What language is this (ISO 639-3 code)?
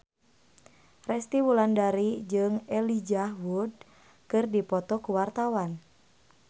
sun